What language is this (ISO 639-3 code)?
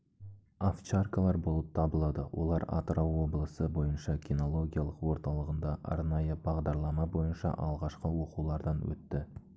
kaz